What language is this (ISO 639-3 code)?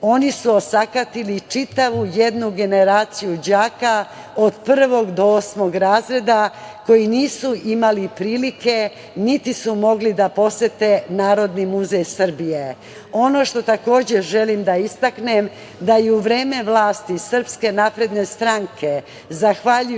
srp